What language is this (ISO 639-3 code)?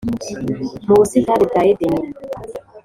kin